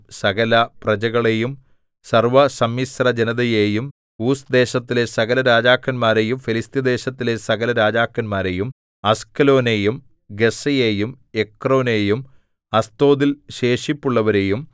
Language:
Malayalam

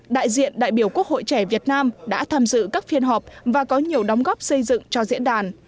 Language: Vietnamese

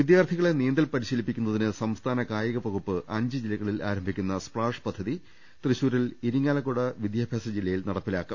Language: Malayalam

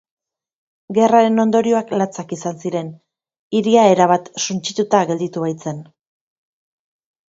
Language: Basque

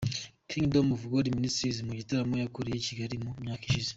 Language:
Kinyarwanda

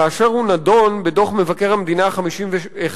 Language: Hebrew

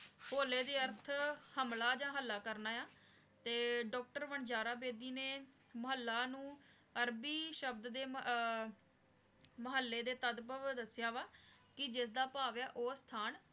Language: Punjabi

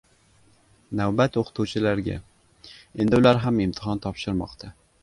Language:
Uzbek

